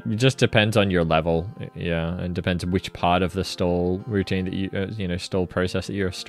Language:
English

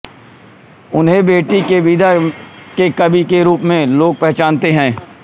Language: Hindi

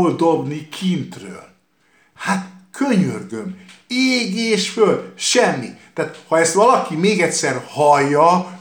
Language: Hungarian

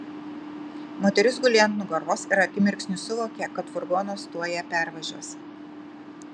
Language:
Lithuanian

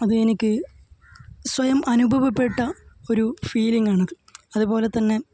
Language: Malayalam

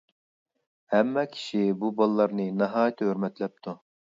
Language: Uyghur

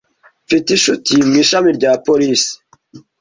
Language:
Kinyarwanda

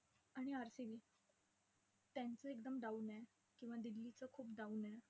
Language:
Marathi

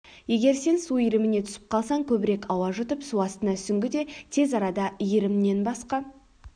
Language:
Kazakh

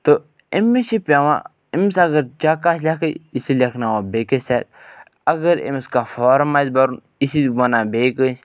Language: Kashmiri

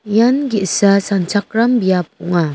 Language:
Garo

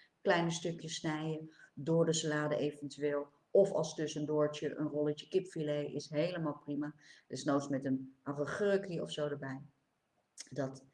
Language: Dutch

